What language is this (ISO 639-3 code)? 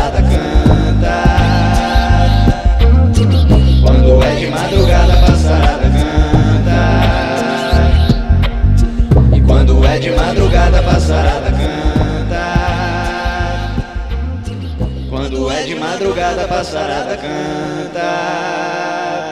por